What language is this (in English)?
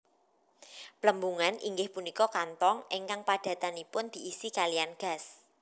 Javanese